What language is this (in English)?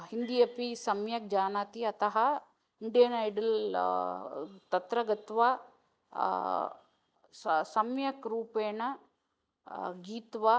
Sanskrit